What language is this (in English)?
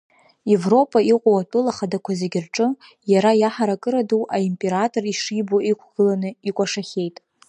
Abkhazian